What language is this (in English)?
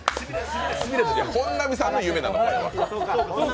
Japanese